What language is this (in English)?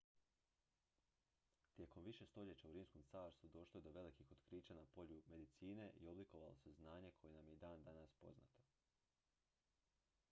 Croatian